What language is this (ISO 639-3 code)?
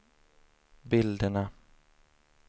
swe